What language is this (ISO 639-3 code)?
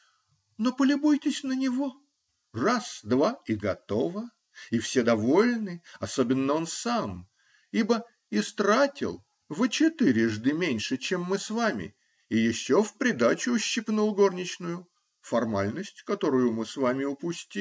rus